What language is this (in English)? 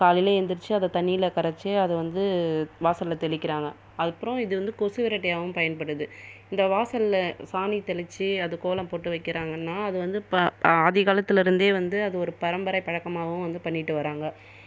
Tamil